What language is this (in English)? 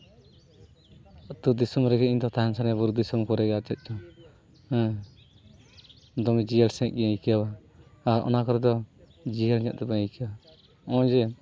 Santali